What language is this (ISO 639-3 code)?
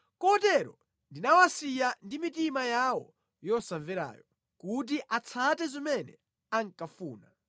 nya